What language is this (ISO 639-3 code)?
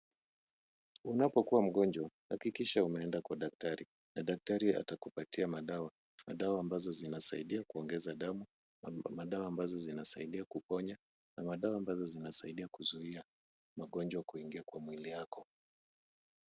swa